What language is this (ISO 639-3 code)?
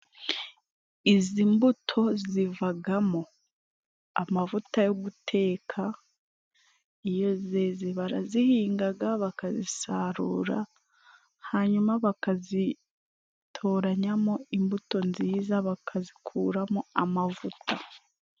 kin